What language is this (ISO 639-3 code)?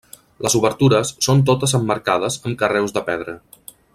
cat